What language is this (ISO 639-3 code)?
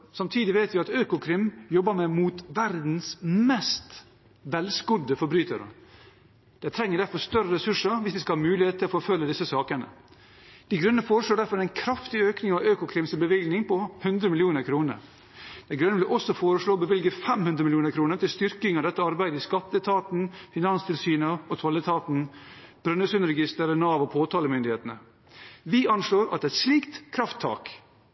nob